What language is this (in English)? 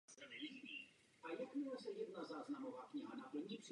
Czech